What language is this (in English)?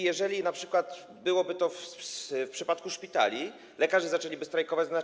Polish